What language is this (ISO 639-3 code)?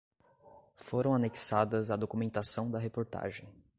por